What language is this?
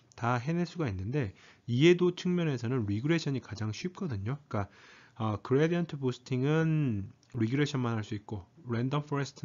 Korean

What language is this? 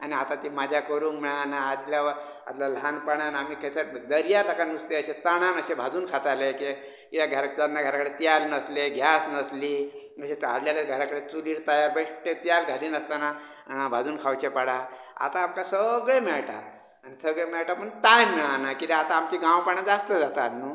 Konkani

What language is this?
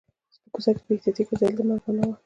Pashto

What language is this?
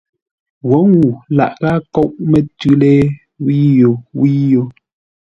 Ngombale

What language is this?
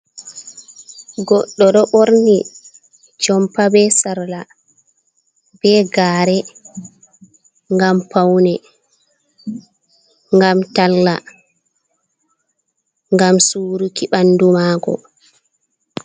Fula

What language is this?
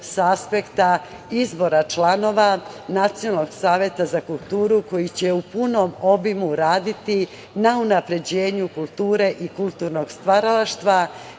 Serbian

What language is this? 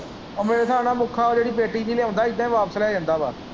Punjabi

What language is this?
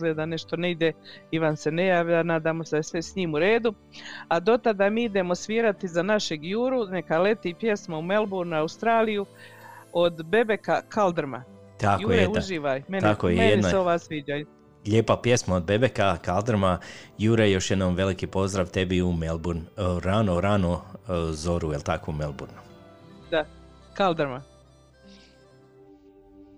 Croatian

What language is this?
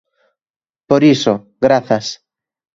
Galician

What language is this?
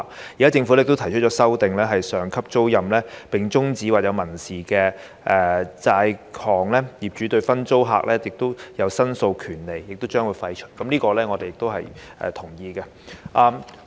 Cantonese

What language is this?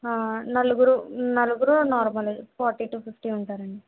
Telugu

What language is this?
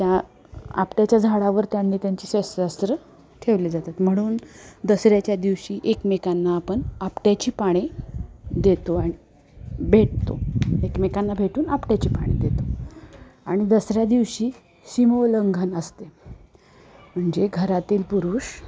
Marathi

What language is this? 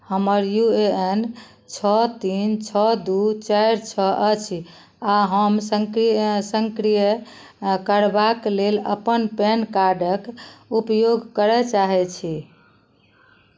Maithili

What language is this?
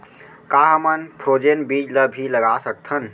Chhattisgarhi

